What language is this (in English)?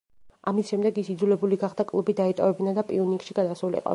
Georgian